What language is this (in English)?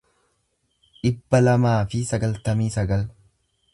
Oromo